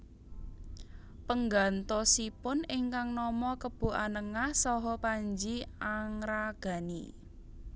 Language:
Javanese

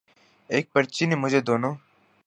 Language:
Urdu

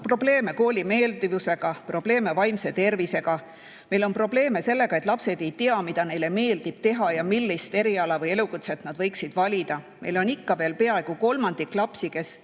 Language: Estonian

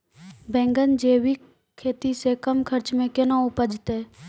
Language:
Maithili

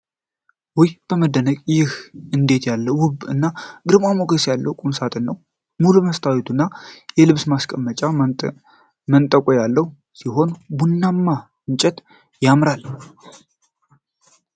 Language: Amharic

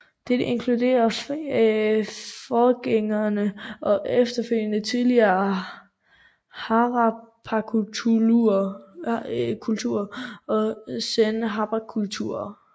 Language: Danish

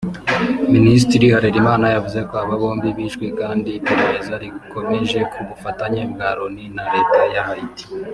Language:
Kinyarwanda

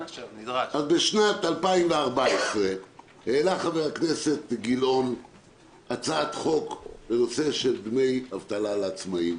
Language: Hebrew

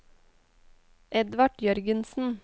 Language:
Norwegian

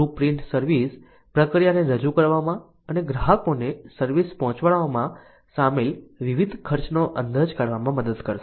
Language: Gujarati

